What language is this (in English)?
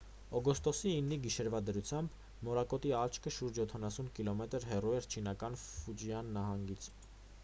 Armenian